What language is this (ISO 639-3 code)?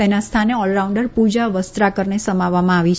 guj